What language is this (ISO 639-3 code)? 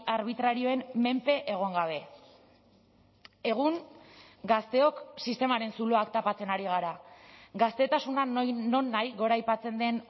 eus